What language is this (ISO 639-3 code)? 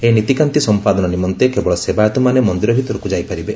ori